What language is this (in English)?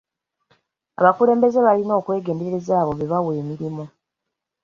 Ganda